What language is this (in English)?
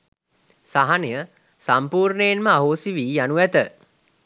Sinhala